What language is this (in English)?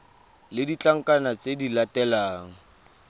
Tswana